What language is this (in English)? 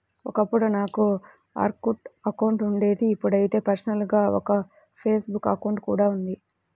Telugu